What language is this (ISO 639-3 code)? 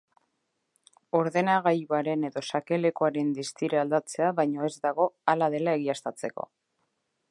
eus